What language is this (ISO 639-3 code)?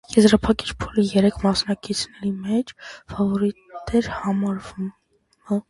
hye